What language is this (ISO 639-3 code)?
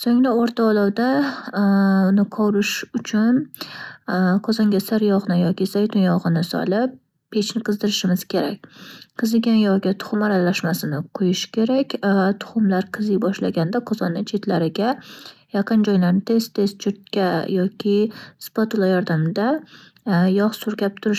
uzb